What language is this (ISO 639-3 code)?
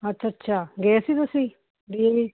pan